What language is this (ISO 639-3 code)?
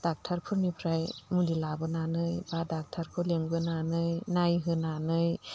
brx